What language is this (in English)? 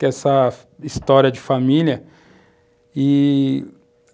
Portuguese